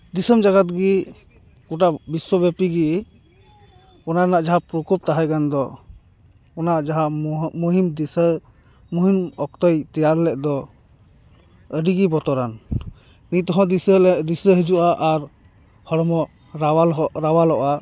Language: Santali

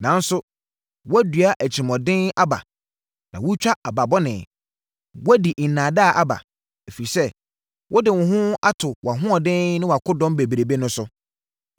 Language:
Akan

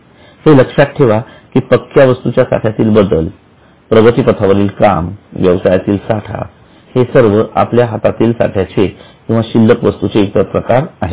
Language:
Marathi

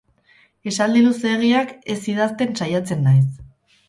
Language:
Basque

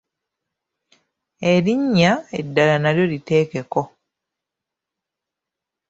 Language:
Ganda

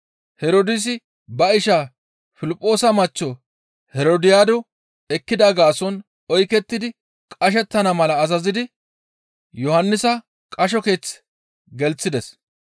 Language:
Gamo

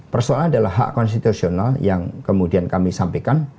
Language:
Indonesian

